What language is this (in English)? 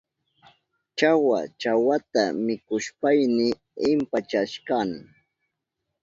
Southern Pastaza Quechua